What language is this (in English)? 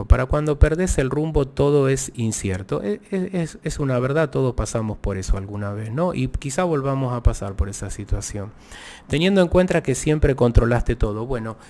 Spanish